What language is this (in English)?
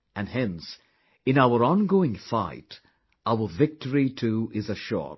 English